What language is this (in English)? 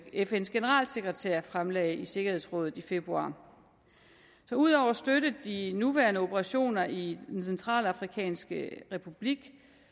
Danish